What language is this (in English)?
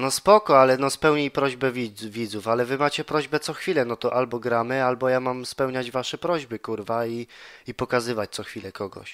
Polish